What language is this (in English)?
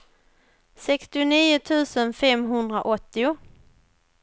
Swedish